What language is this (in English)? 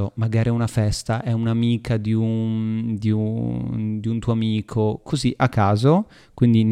Italian